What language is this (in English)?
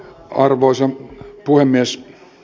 Finnish